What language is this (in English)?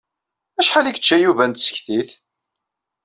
Kabyle